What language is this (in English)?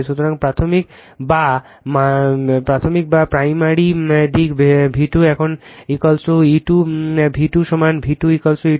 Bangla